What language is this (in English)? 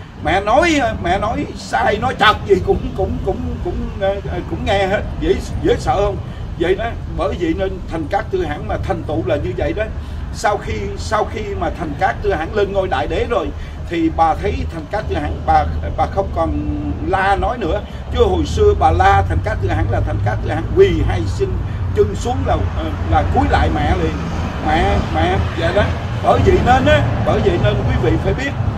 Vietnamese